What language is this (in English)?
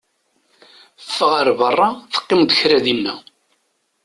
Kabyle